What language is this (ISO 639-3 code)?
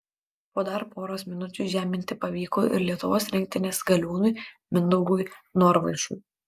lit